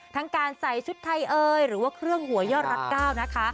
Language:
Thai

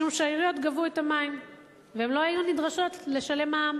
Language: Hebrew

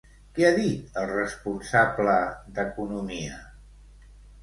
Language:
Catalan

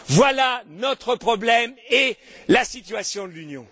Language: French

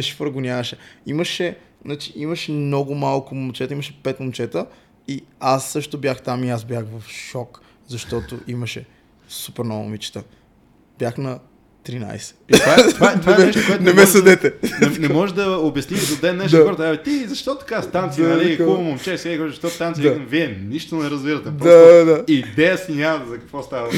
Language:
Bulgarian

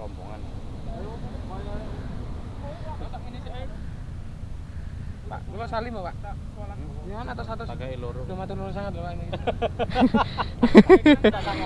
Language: Indonesian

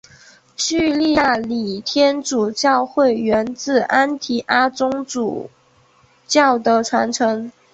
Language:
Chinese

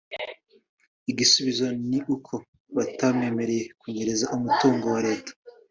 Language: Kinyarwanda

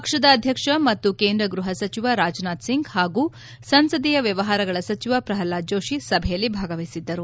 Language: Kannada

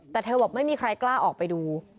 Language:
Thai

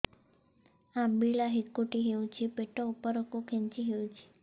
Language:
Odia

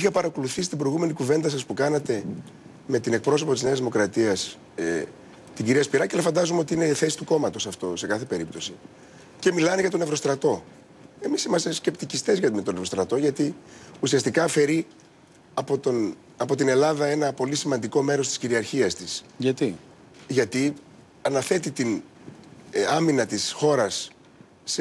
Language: Greek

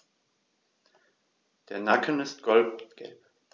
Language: German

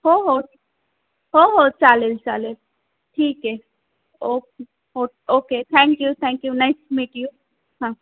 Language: Marathi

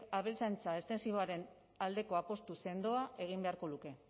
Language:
Basque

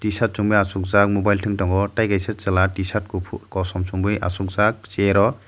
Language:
Kok Borok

